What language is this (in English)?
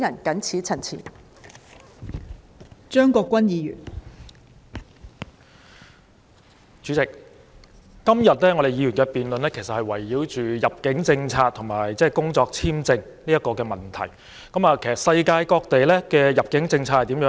Cantonese